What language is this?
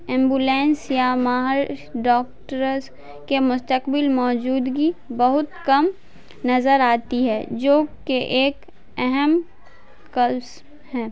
Urdu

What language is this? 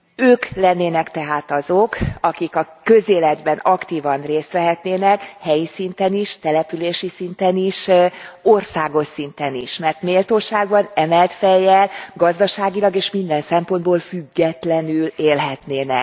Hungarian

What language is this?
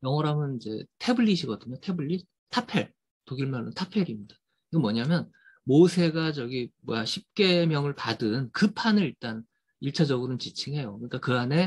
Korean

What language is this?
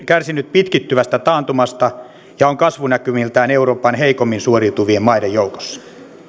Finnish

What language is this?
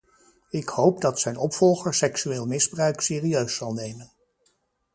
Dutch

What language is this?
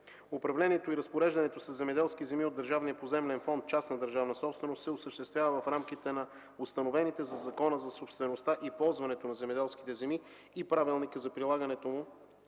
Bulgarian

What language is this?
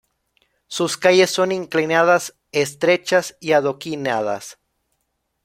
Spanish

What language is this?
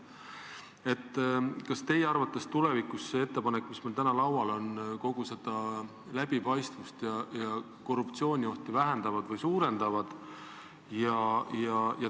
Estonian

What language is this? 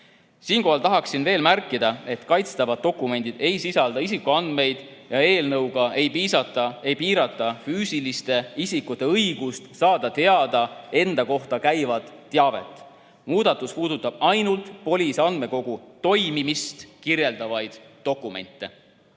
Estonian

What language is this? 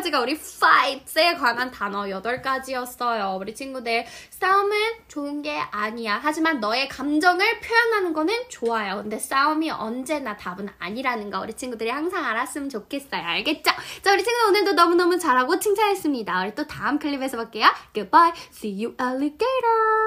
Korean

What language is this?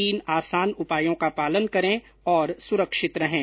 Hindi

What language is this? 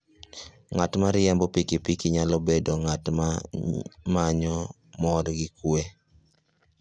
Luo (Kenya and Tanzania)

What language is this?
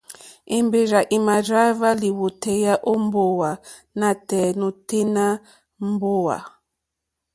Mokpwe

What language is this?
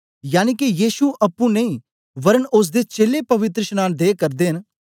Dogri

